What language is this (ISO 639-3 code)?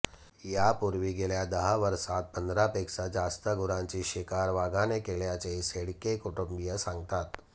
mar